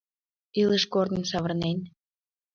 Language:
Mari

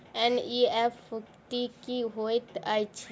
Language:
Maithili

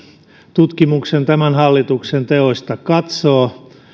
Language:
Finnish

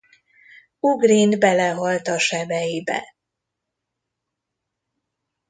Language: Hungarian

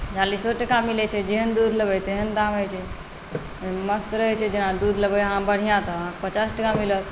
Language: Maithili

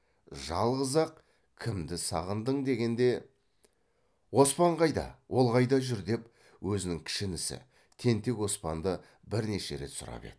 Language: Kazakh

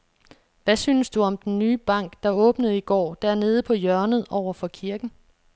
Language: Danish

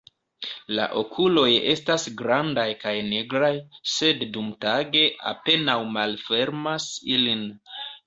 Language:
Esperanto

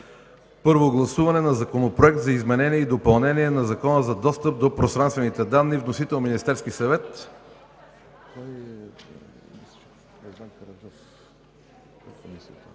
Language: Bulgarian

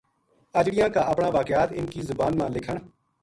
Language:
Gujari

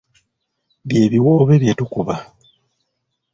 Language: Ganda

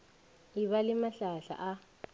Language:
Northern Sotho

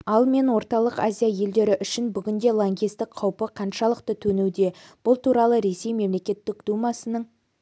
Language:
Kazakh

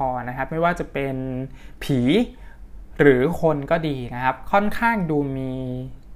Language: Thai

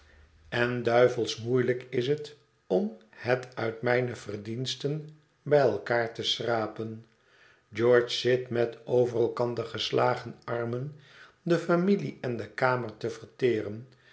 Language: Dutch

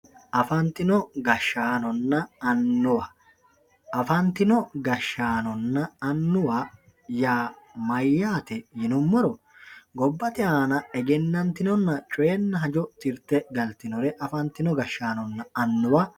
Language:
Sidamo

